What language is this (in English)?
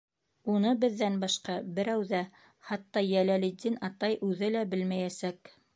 Bashkir